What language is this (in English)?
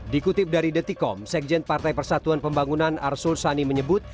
Indonesian